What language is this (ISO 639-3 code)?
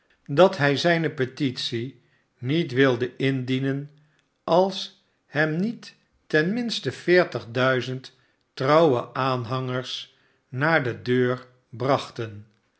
nld